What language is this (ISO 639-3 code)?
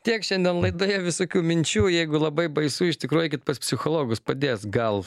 lit